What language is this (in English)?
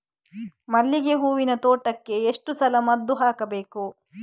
Kannada